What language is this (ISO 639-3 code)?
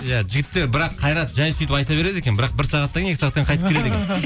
kaz